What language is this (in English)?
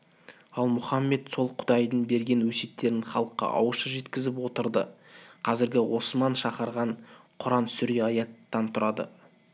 Kazakh